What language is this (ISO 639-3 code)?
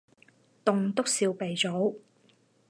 yue